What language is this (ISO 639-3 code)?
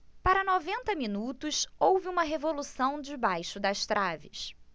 por